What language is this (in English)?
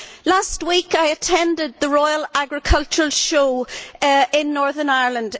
English